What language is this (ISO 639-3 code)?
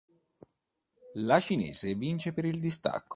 ita